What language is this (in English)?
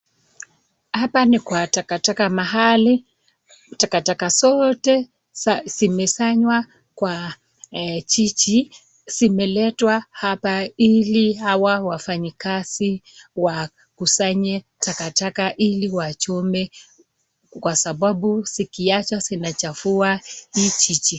Swahili